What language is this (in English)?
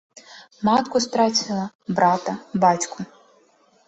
Belarusian